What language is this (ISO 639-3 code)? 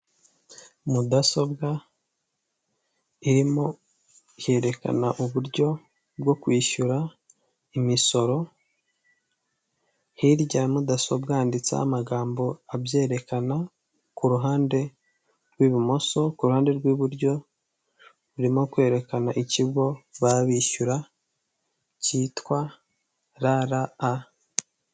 kin